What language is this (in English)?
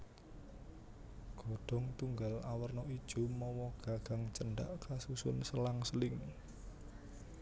Javanese